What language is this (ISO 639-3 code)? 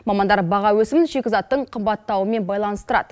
kaz